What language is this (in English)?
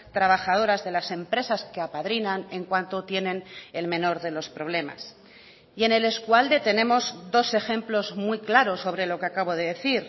Spanish